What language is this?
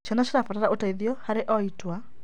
Kikuyu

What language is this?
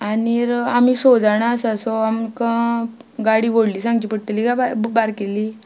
Konkani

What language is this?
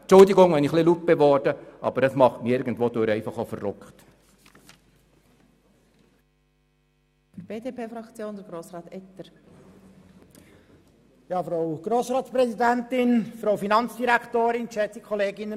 Swiss German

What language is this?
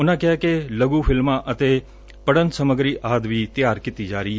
Punjabi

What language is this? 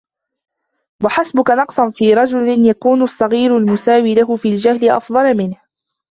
Arabic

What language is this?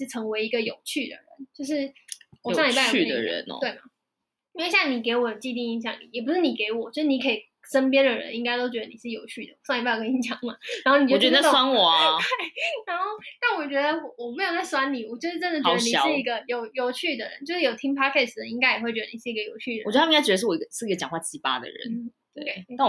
Chinese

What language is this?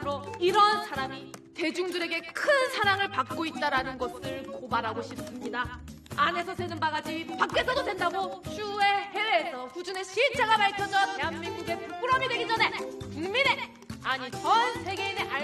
Korean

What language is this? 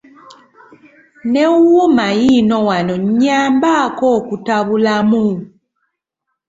Ganda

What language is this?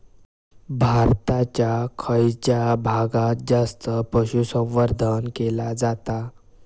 Marathi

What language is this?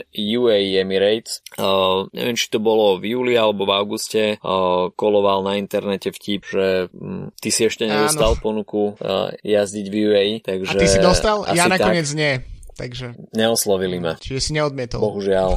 Slovak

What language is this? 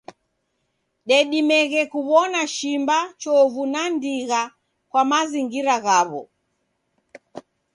Taita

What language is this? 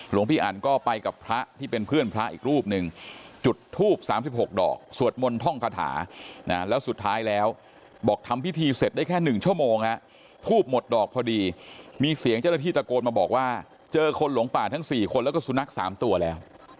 Thai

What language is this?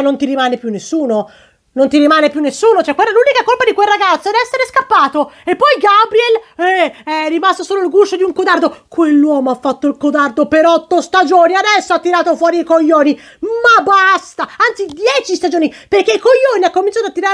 Italian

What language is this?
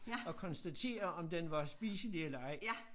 Danish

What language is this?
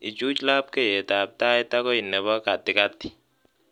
Kalenjin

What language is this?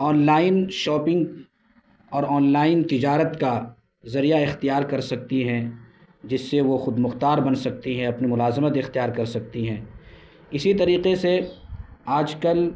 Urdu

